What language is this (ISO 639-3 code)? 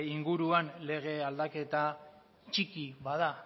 eus